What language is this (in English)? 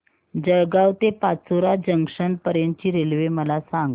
Marathi